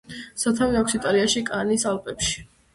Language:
Georgian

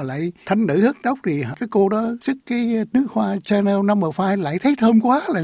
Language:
Vietnamese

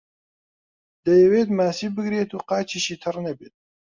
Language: Central Kurdish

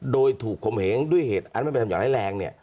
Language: Thai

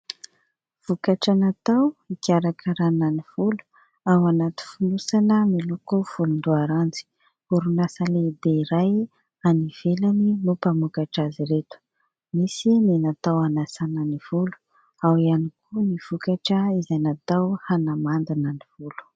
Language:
Malagasy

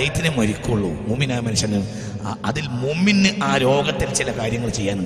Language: Malayalam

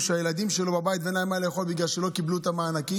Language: Hebrew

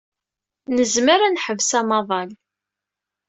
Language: Kabyle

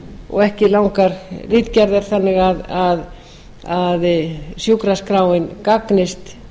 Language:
Icelandic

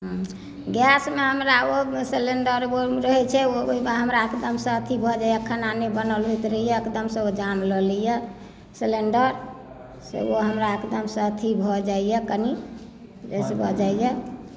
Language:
Maithili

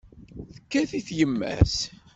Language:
Kabyle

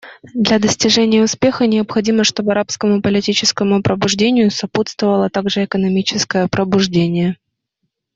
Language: Russian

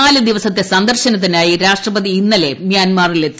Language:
Malayalam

